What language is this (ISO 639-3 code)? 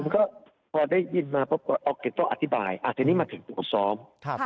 tha